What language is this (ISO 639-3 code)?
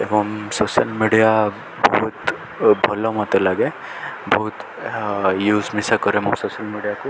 ori